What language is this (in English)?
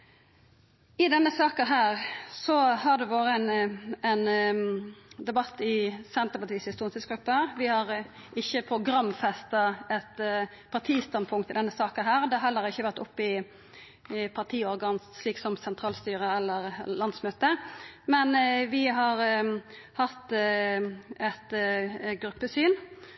Norwegian Nynorsk